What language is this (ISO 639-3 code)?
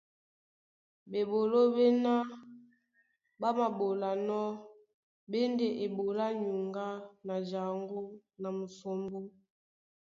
dua